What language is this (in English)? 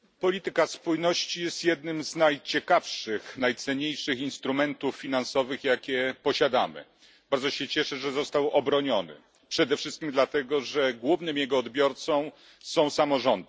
Polish